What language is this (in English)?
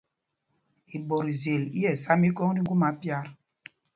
Mpumpong